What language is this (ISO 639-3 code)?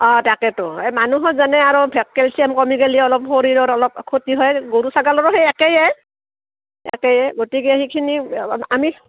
asm